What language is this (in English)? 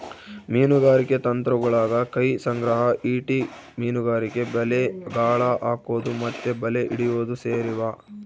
Kannada